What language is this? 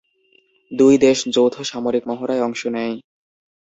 Bangla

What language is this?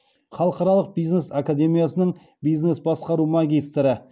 Kazakh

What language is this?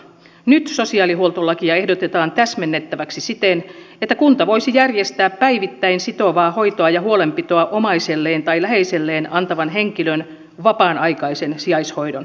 Finnish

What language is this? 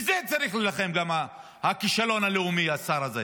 Hebrew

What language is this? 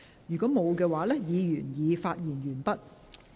Cantonese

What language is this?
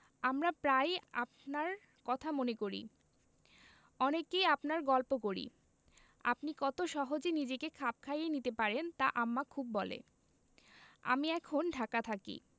Bangla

